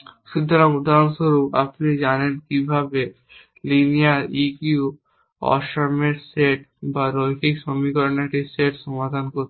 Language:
Bangla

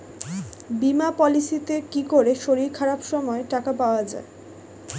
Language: Bangla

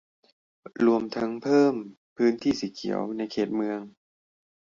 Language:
Thai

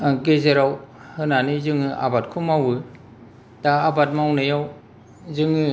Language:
Bodo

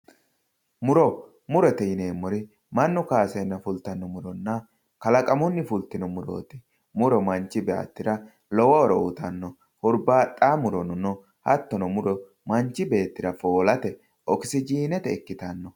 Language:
Sidamo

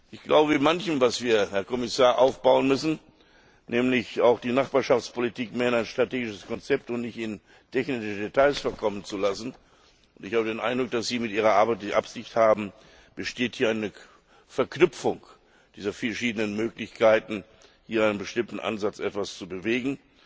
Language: German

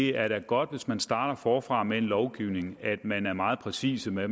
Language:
Danish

